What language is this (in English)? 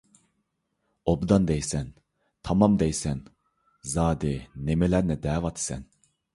Uyghur